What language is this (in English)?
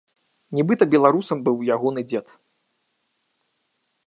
Belarusian